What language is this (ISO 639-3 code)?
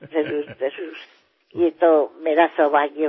asm